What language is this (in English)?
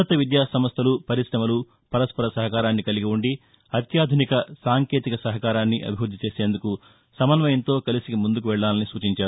Telugu